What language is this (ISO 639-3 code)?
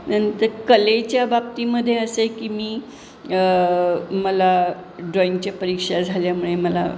mar